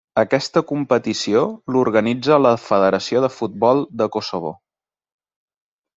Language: Catalan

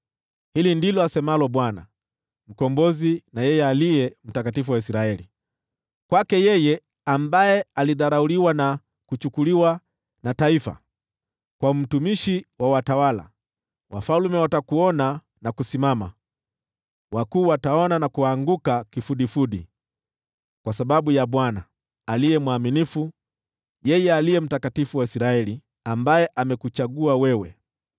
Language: Swahili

